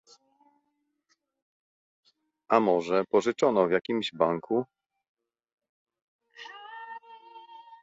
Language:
Polish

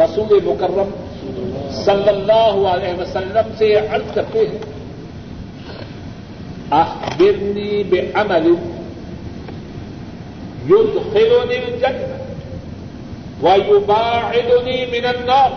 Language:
Urdu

